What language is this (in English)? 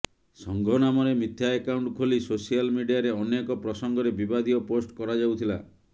Odia